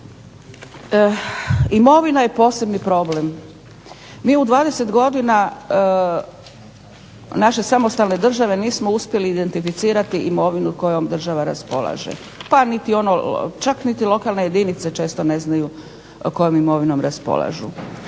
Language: Croatian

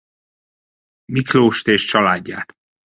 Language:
Hungarian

